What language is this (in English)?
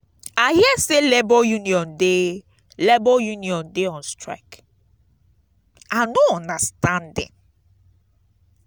Nigerian Pidgin